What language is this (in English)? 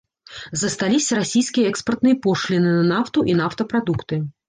Belarusian